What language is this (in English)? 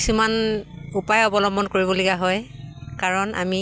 Assamese